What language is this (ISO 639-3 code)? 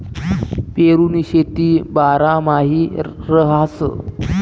mar